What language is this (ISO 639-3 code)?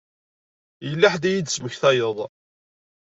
kab